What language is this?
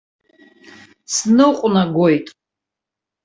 Abkhazian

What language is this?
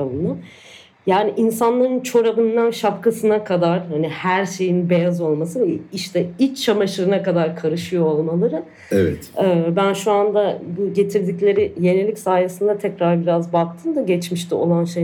Turkish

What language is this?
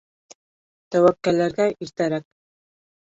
Bashkir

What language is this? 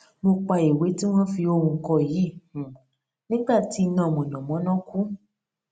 Yoruba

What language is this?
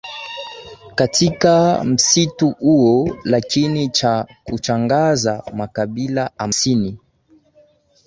Swahili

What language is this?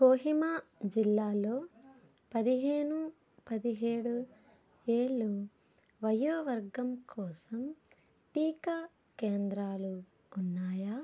Telugu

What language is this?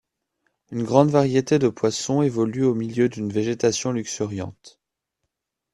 French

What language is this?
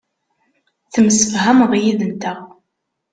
Kabyle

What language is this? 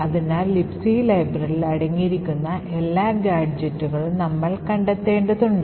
Malayalam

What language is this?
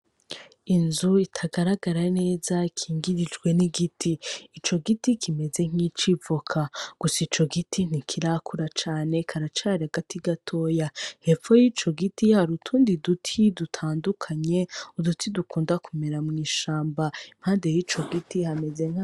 Rundi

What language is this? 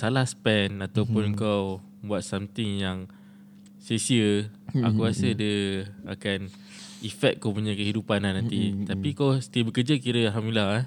Malay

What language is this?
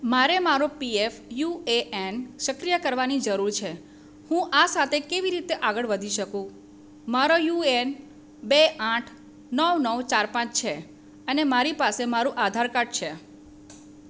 Gujarati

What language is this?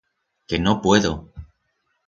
Aragonese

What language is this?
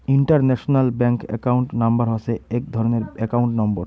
Bangla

